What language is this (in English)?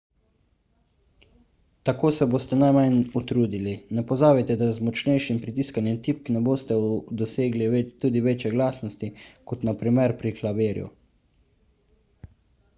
Slovenian